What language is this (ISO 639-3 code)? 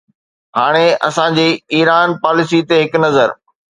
snd